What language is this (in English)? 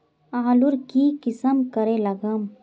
Magahi